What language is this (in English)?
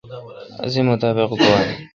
Kalkoti